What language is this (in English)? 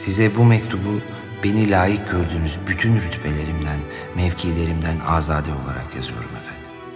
Turkish